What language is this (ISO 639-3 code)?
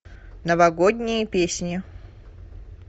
rus